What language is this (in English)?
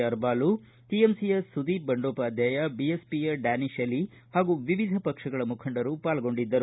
Kannada